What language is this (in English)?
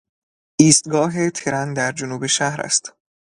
Persian